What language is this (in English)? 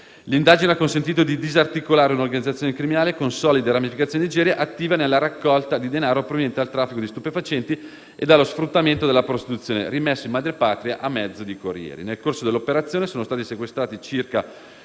Italian